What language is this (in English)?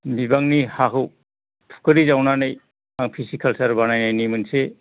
Bodo